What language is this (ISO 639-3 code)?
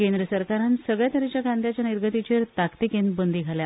kok